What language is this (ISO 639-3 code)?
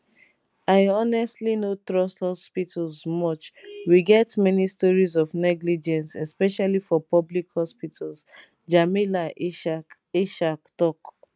pcm